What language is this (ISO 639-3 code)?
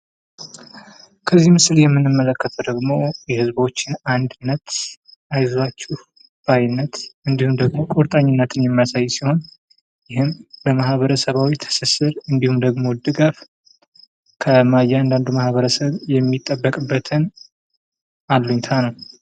amh